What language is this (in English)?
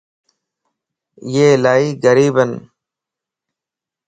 Lasi